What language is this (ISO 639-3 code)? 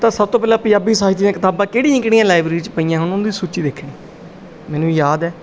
pan